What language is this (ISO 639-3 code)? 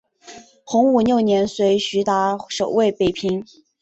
zho